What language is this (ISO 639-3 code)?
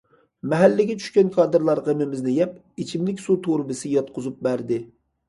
uig